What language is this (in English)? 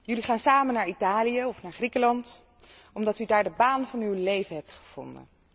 Dutch